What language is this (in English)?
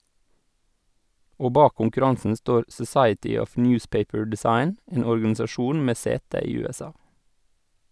Norwegian